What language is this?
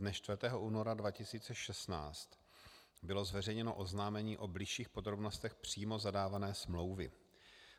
Czech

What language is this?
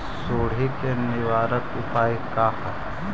Magahi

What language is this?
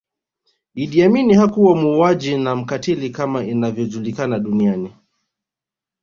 Swahili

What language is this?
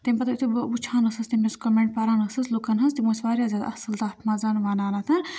Kashmiri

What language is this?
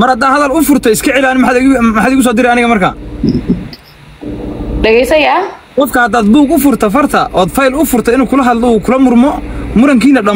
Arabic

